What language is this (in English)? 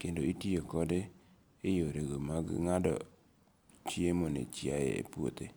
Luo (Kenya and Tanzania)